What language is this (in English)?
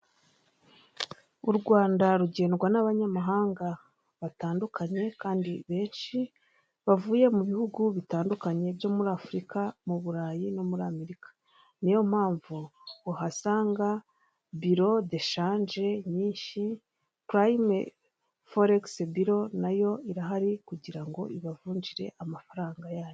Kinyarwanda